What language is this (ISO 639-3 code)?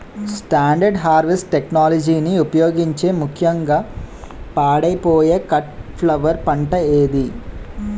tel